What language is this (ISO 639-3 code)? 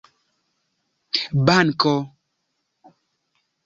epo